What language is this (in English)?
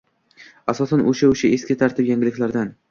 Uzbek